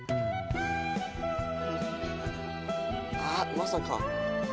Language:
Japanese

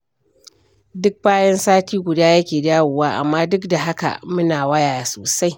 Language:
Hausa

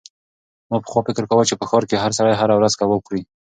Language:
Pashto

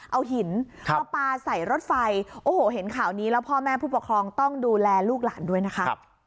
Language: Thai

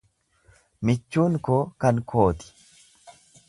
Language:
Oromo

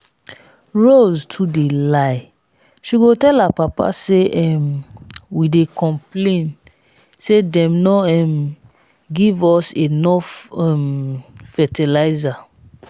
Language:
Nigerian Pidgin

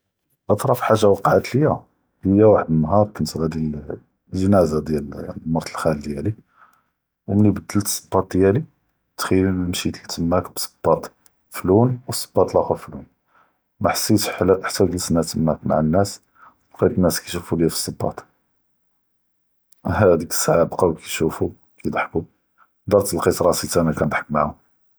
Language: Judeo-Arabic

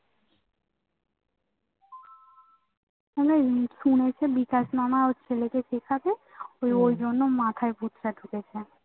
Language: Bangla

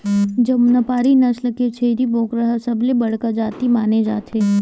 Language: Chhattisgarhi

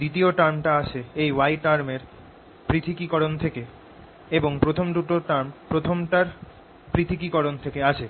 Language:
Bangla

